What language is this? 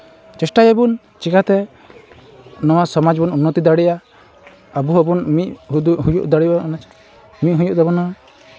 Santali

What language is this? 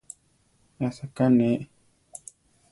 Central Tarahumara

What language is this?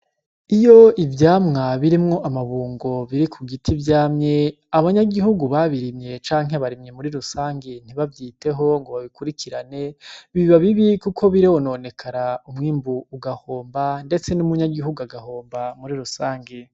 Rundi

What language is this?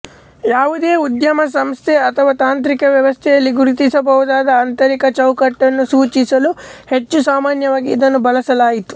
Kannada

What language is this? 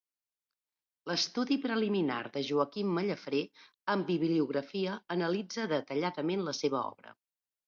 Catalan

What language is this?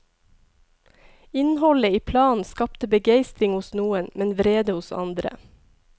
Norwegian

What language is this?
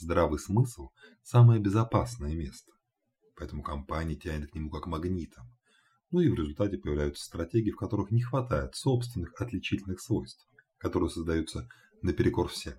Russian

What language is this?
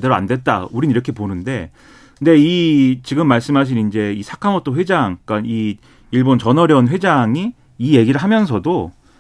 Korean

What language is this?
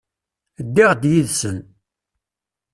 Kabyle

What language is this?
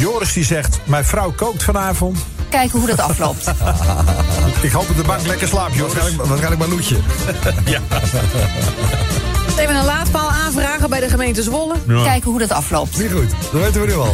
Dutch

